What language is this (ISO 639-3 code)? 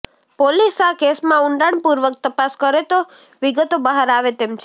guj